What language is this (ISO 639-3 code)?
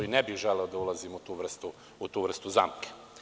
srp